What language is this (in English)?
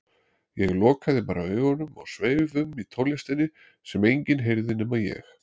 Icelandic